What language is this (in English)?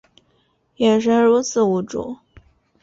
Chinese